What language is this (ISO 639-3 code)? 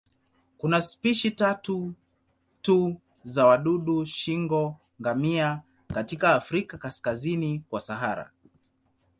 swa